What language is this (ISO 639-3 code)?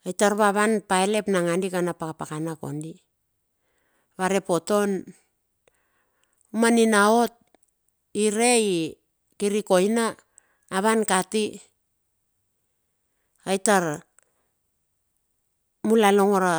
bxf